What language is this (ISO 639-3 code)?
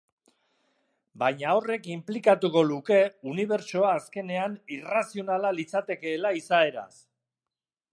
eus